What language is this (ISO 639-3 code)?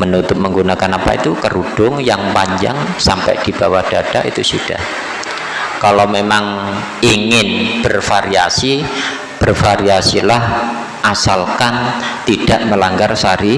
ind